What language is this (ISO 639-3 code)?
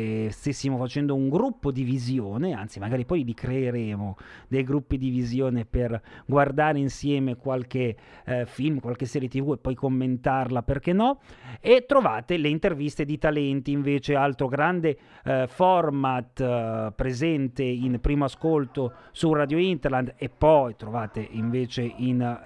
ita